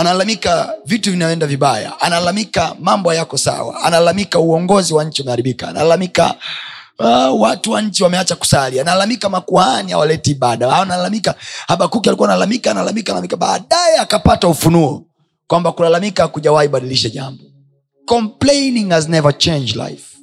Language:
Swahili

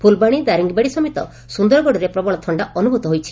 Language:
Odia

